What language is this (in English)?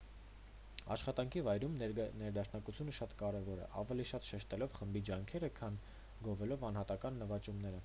Armenian